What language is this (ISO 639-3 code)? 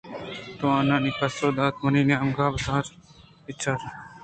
bgp